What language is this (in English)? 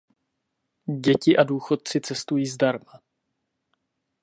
Czech